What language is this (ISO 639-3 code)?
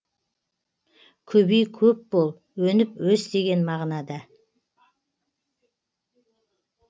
kaz